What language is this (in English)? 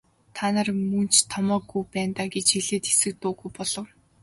Mongolian